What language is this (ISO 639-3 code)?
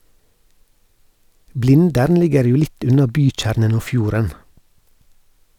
nor